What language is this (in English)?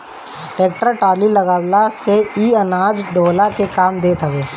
Bhojpuri